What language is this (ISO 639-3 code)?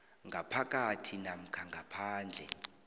nbl